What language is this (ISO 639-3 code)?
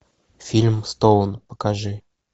rus